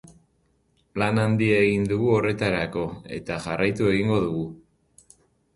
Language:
Basque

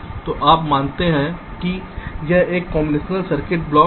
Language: Hindi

